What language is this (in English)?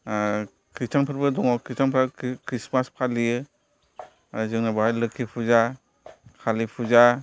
Bodo